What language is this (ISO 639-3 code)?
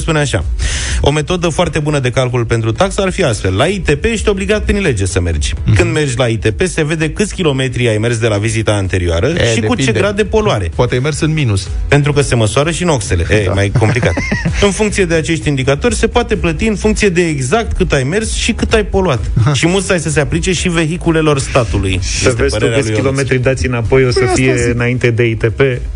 ron